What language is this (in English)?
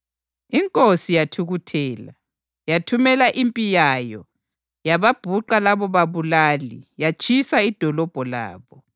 North Ndebele